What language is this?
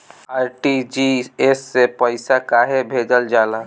Bhojpuri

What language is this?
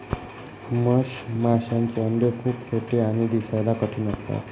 Marathi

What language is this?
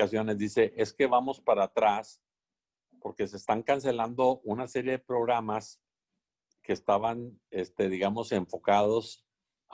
Spanish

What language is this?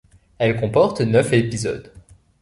French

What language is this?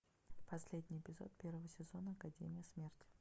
Russian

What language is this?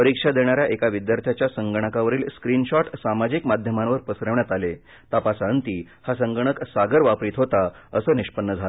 Marathi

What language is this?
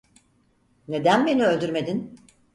Turkish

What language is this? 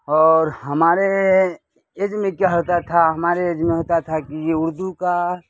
Urdu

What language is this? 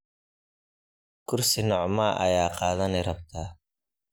Somali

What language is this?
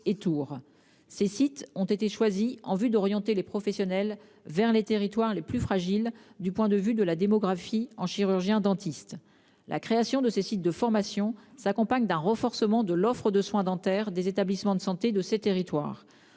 French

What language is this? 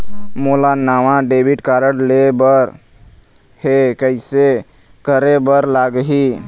Chhattisgarhi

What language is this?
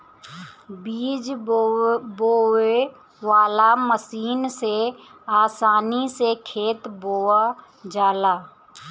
Bhojpuri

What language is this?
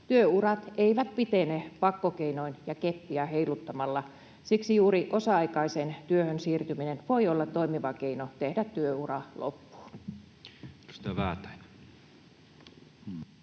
Finnish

